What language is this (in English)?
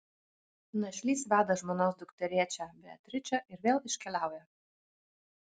Lithuanian